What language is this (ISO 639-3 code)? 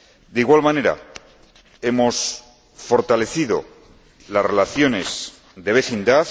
spa